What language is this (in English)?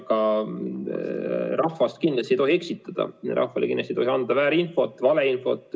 Estonian